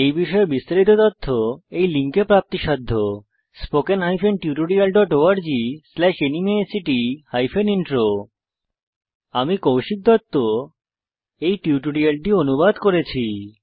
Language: Bangla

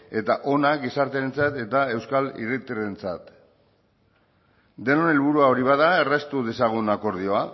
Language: Basque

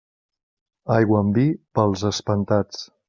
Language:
Catalan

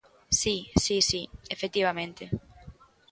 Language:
Galician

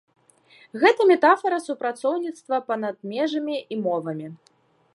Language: Belarusian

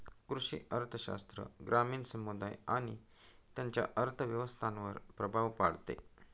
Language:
Marathi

